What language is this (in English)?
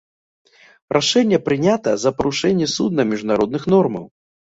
Belarusian